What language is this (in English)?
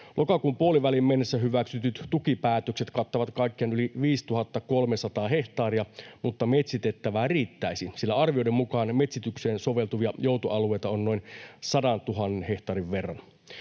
Finnish